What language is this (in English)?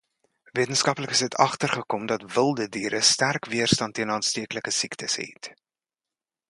Afrikaans